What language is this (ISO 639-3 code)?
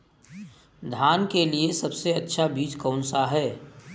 hin